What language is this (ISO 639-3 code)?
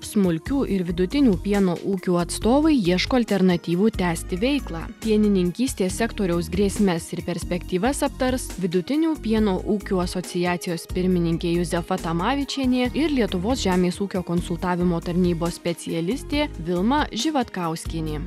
lit